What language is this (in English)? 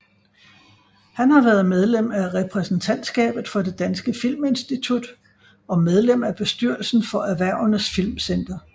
Danish